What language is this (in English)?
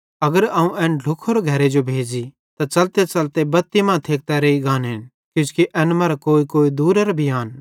Bhadrawahi